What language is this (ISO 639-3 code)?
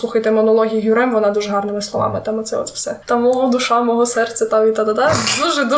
ukr